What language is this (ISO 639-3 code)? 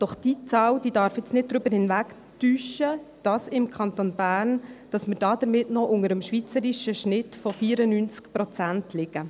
gsw